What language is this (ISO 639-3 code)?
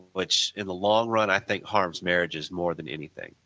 eng